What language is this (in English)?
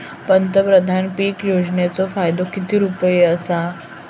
Marathi